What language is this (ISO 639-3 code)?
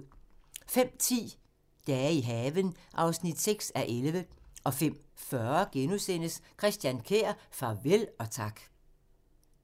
dan